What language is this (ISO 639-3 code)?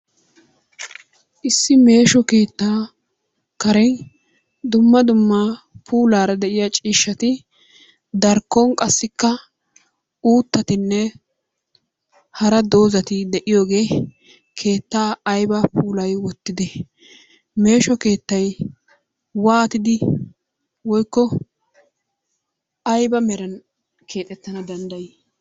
wal